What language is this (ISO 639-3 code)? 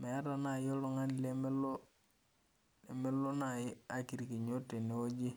mas